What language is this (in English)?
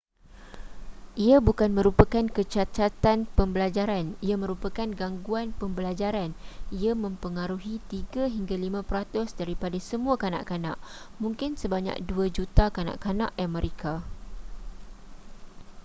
Malay